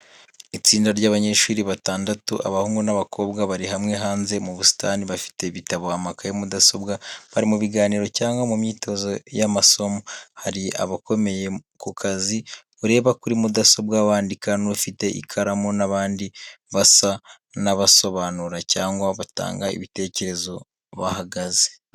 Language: Kinyarwanda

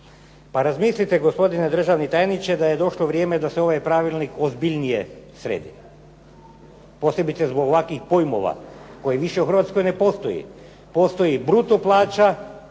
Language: Croatian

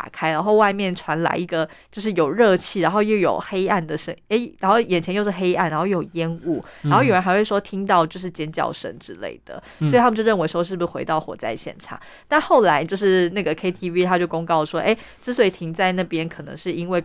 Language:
Chinese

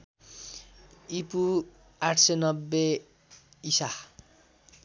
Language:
Nepali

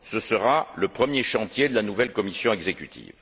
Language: French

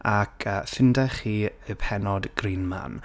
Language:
Welsh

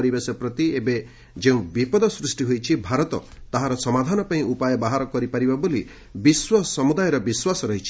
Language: Odia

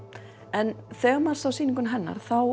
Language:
Icelandic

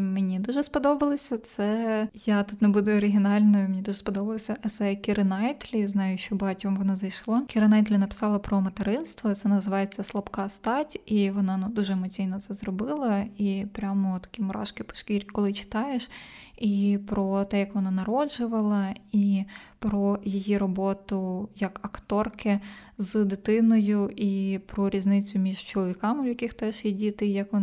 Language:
Ukrainian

